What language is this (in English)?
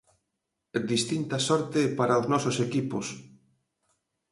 Galician